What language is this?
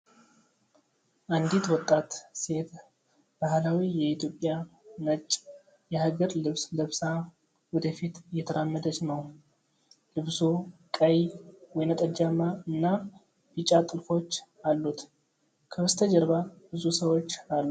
Amharic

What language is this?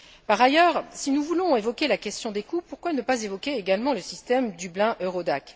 French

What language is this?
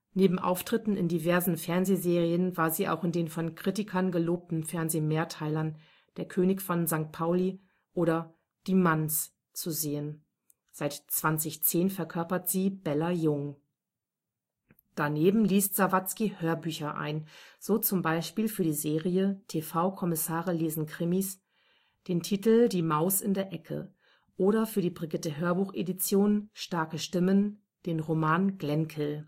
German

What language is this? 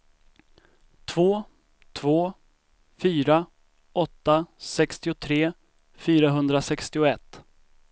Swedish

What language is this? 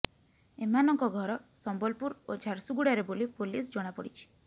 Odia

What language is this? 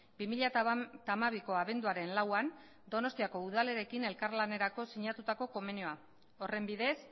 Basque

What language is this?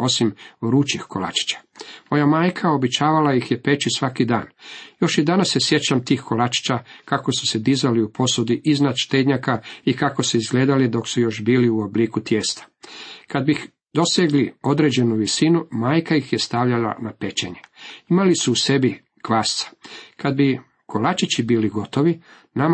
Croatian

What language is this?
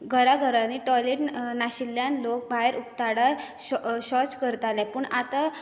Konkani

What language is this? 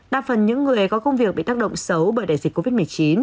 Vietnamese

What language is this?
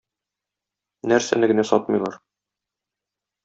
Tatar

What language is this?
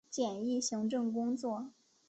Chinese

